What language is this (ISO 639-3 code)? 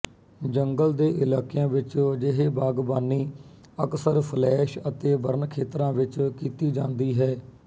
pan